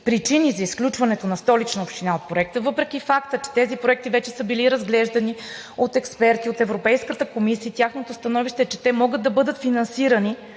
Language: Bulgarian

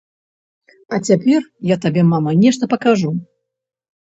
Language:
Belarusian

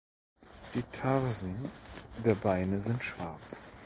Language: German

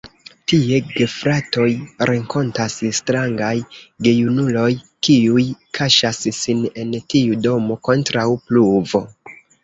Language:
Esperanto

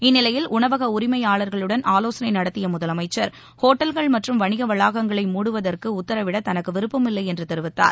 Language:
Tamil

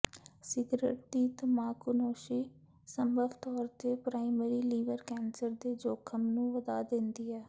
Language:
Punjabi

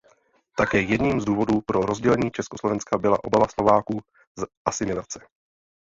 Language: Czech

